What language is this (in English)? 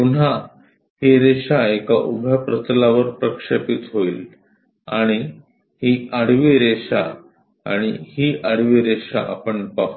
Marathi